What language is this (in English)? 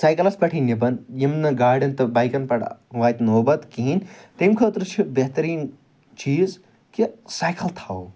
Kashmiri